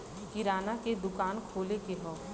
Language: Bhojpuri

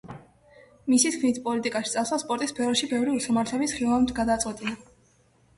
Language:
Georgian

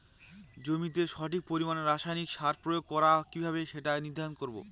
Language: Bangla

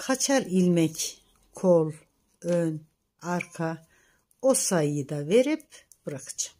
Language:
Turkish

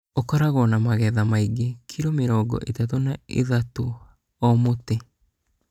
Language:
Kikuyu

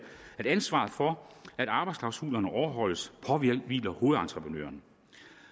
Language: Danish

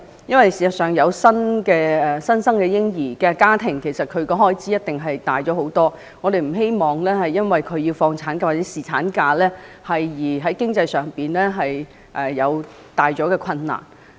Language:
Cantonese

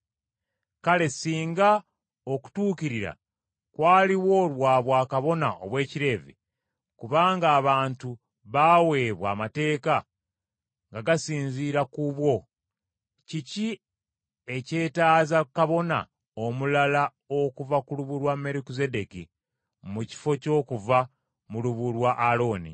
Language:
Ganda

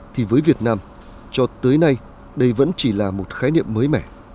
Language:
Vietnamese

